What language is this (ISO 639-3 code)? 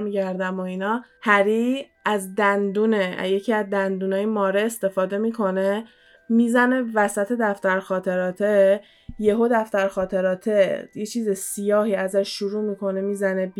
fas